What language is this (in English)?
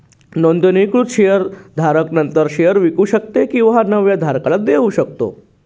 Marathi